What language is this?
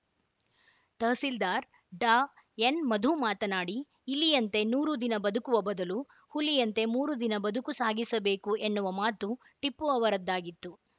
Kannada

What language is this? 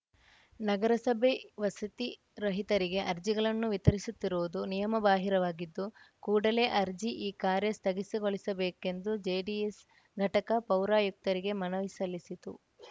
Kannada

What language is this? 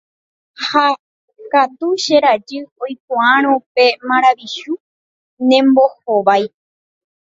Guarani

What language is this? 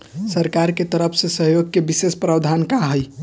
Bhojpuri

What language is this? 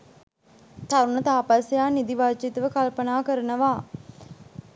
Sinhala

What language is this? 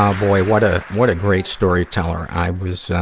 English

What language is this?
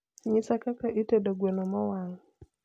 Luo (Kenya and Tanzania)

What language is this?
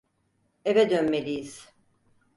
Turkish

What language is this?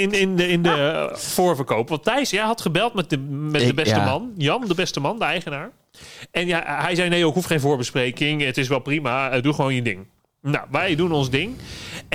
Dutch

